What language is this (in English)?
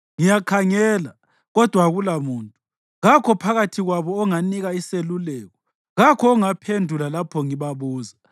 North Ndebele